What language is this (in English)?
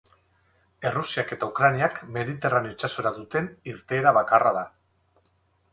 Basque